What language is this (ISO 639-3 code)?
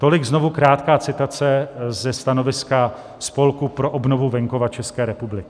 ces